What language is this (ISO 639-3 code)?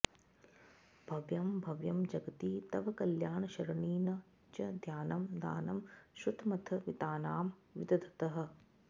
san